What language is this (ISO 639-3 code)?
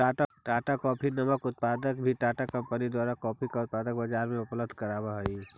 mag